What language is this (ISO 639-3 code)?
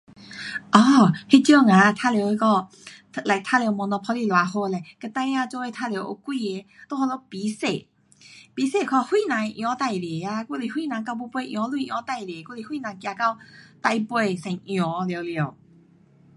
cpx